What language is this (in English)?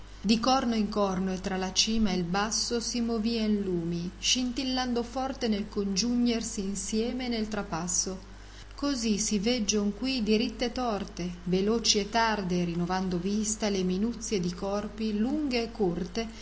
Italian